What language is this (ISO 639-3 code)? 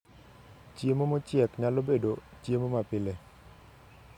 luo